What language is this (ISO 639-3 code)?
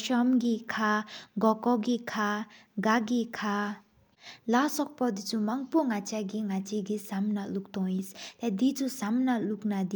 sip